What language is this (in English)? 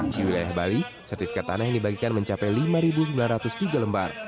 Indonesian